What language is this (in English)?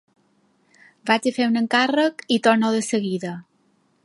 Catalan